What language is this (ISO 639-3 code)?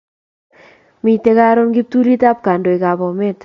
kln